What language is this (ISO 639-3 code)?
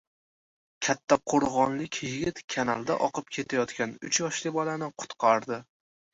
uzb